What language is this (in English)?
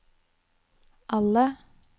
Norwegian